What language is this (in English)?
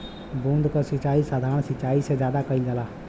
Bhojpuri